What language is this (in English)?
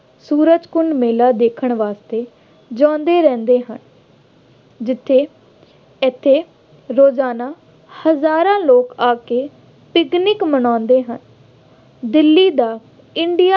Punjabi